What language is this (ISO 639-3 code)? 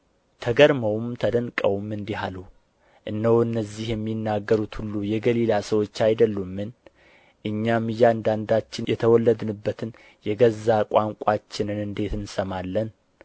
amh